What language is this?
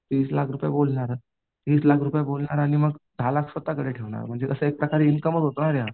Marathi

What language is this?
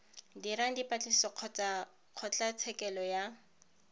Tswana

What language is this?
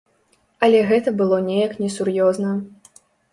Belarusian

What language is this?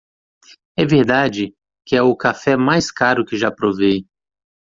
Portuguese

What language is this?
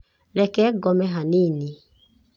Kikuyu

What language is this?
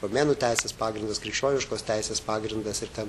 Lithuanian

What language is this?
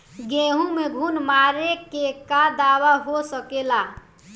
Bhojpuri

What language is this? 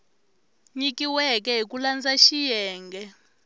Tsonga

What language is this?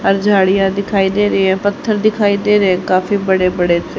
Hindi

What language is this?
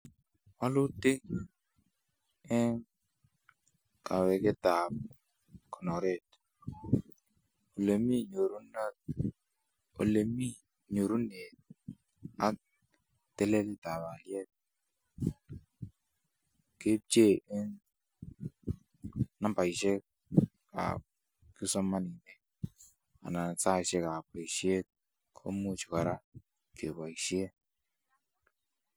Kalenjin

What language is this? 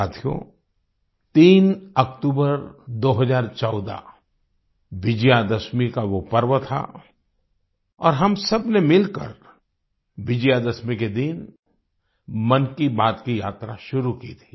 Hindi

